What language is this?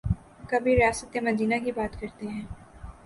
Urdu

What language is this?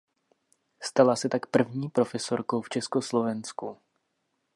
Czech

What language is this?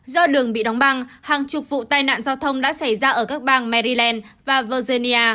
Vietnamese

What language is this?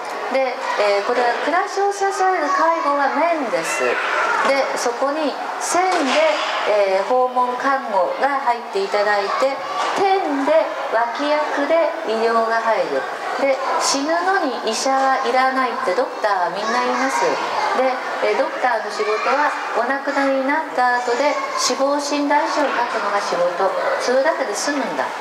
Japanese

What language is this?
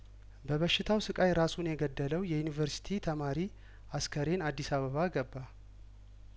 Amharic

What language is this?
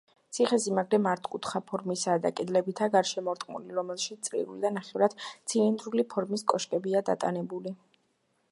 Georgian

